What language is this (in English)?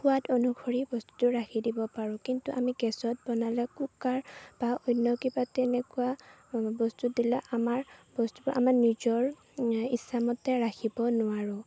Assamese